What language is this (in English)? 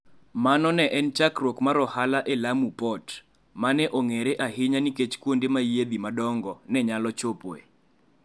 Luo (Kenya and Tanzania)